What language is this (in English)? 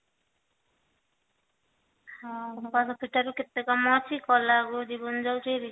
Odia